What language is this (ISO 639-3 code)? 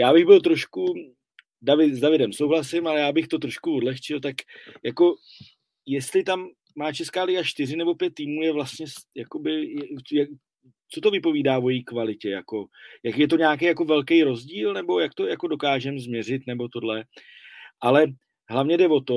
ces